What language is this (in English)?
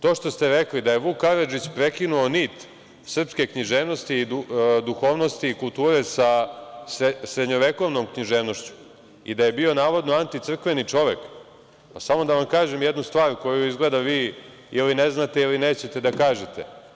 Serbian